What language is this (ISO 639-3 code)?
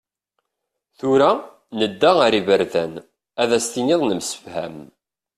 kab